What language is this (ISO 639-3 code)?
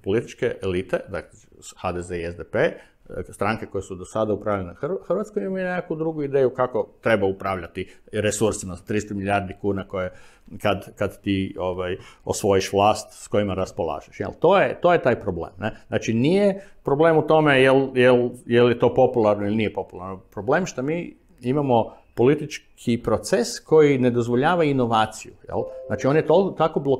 hrv